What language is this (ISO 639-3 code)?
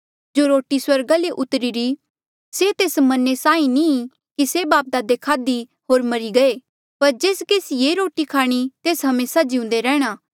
mjl